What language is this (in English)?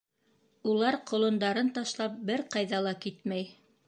Bashkir